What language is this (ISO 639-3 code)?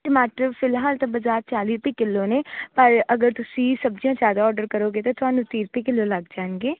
pan